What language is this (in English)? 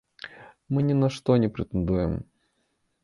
Belarusian